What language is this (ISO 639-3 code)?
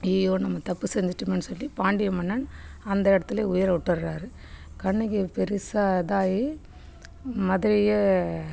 tam